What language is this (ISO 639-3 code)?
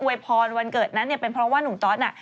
tha